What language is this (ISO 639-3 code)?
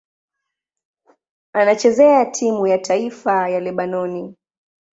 swa